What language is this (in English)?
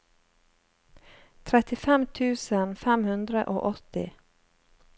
Norwegian